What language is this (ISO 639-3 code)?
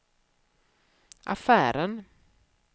swe